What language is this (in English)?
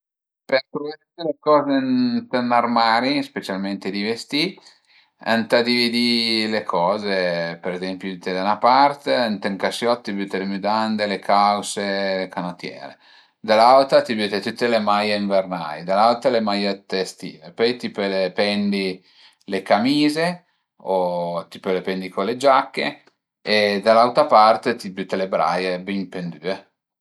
Piedmontese